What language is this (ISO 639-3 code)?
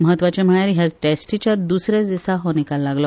kok